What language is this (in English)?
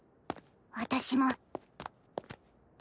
Japanese